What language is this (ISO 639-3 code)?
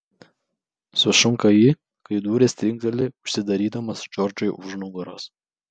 lit